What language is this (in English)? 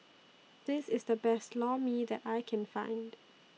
English